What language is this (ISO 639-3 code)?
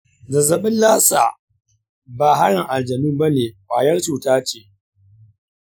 hau